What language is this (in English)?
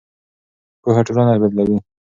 Pashto